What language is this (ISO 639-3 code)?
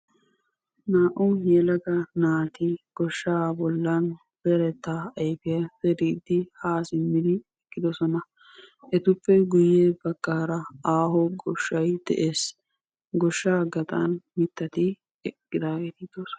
wal